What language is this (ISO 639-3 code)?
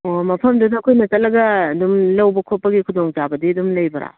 mni